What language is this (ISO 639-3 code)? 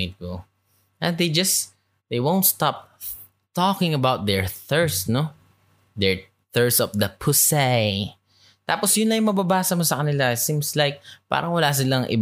fil